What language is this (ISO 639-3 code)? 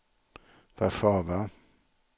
swe